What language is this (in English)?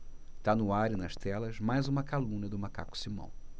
Portuguese